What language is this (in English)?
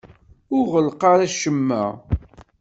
Kabyle